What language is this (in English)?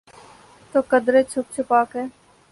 Urdu